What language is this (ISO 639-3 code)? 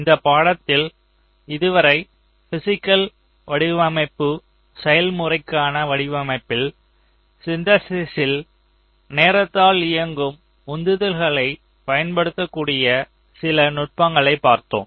tam